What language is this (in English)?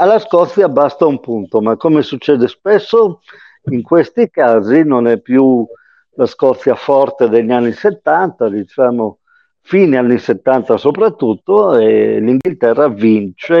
Italian